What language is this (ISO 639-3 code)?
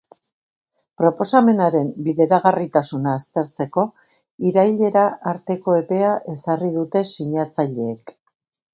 eus